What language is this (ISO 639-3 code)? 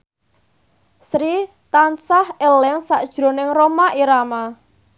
jav